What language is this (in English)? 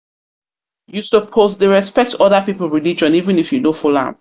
Nigerian Pidgin